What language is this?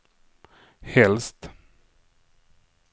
Swedish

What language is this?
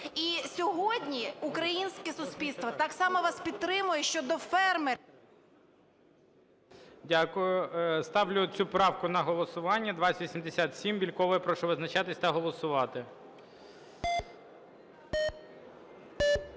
Ukrainian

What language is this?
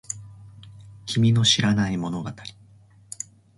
Japanese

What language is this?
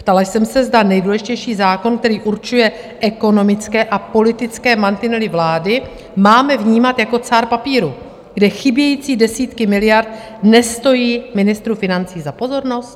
Czech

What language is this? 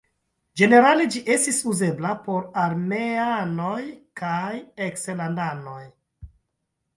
Esperanto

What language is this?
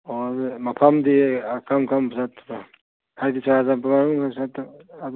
Manipuri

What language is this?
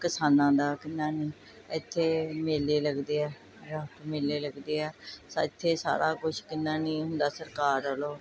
Punjabi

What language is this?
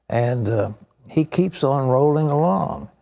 English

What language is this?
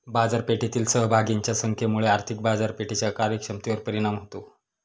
Marathi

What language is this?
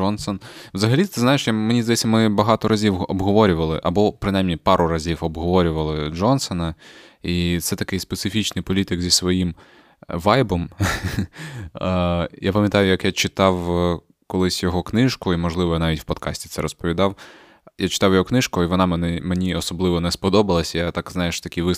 Ukrainian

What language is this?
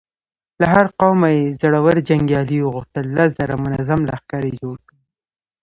Pashto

